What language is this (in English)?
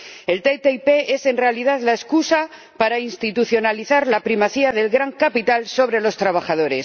Spanish